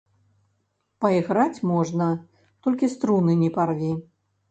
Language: Belarusian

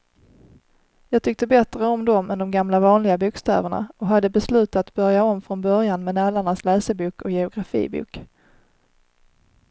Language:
Swedish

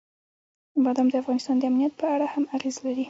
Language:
Pashto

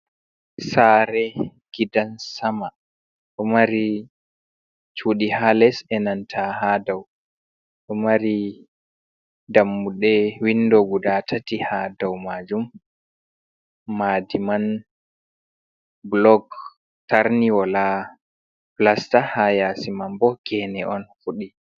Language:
Fula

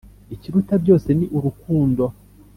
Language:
Kinyarwanda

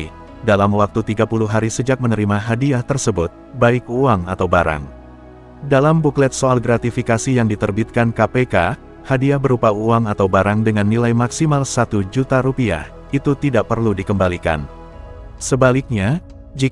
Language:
Indonesian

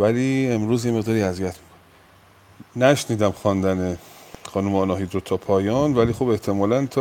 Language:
Persian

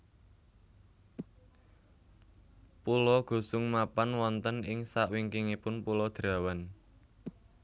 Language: Javanese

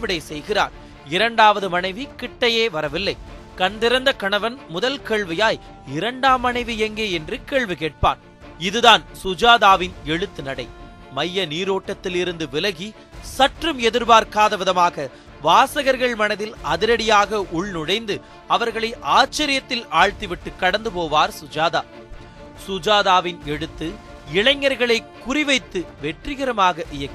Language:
Tamil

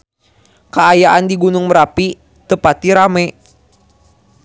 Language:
Sundanese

